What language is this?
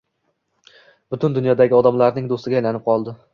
Uzbek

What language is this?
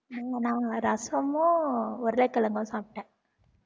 Tamil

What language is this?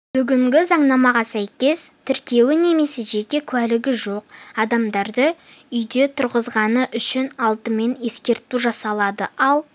Kazakh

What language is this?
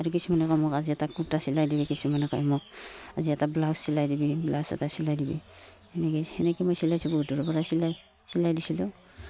Assamese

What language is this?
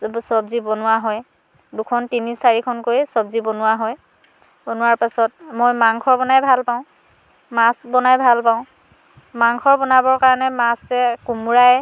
Assamese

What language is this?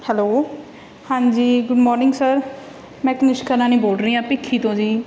Punjabi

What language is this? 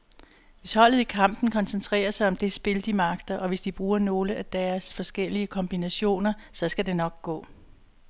Danish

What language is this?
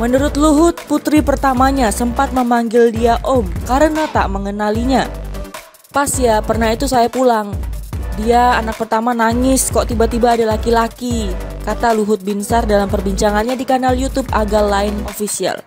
Indonesian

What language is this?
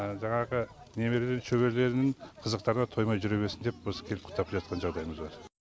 Kazakh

